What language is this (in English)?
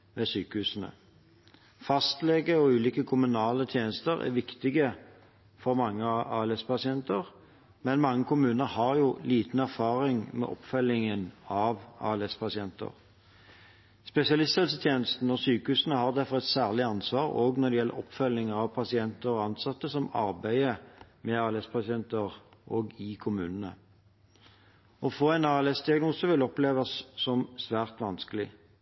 Norwegian Bokmål